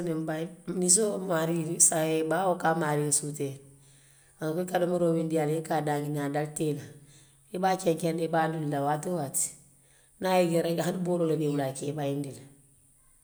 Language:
Western Maninkakan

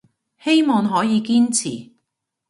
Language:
Cantonese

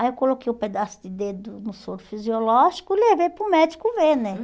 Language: Portuguese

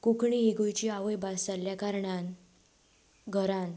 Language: Konkani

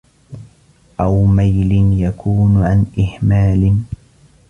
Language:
Arabic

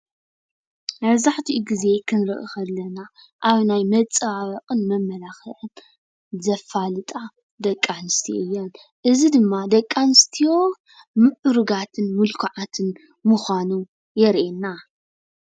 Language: Tigrinya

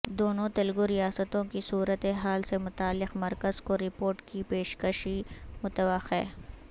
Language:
Urdu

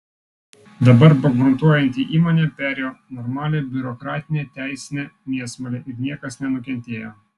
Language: Lithuanian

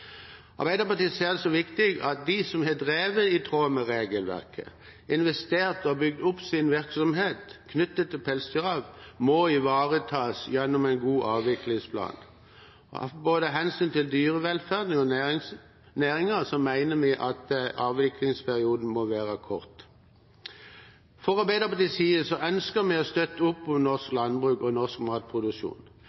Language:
Norwegian Bokmål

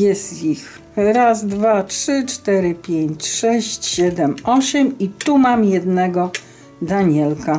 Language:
Polish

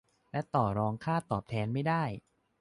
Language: Thai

